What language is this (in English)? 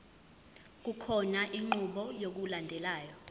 Zulu